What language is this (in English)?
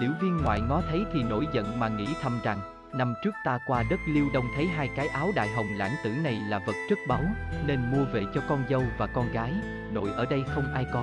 Vietnamese